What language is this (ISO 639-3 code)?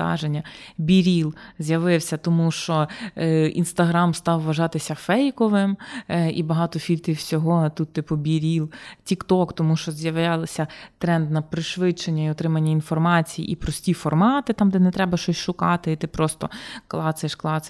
ukr